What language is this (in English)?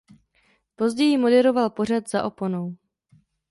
Czech